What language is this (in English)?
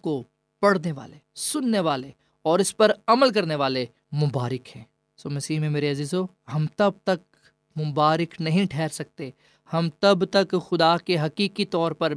Urdu